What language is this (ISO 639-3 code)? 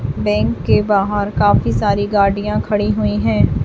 hin